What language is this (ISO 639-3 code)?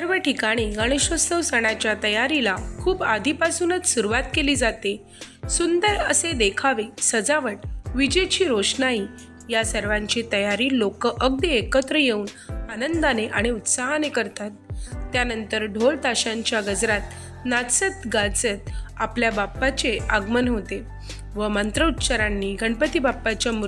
mar